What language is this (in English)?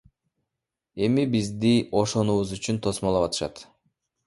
Kyrgyz